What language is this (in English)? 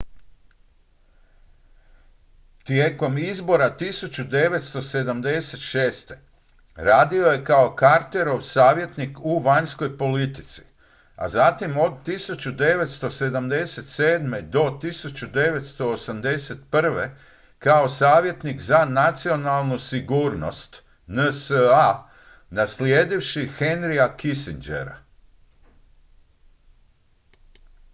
Croatian